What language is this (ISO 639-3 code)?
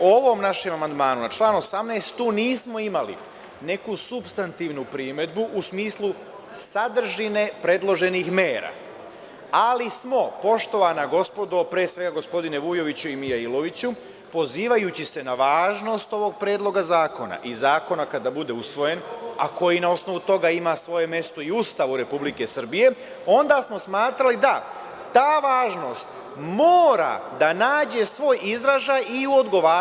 srp